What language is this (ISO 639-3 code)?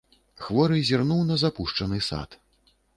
bel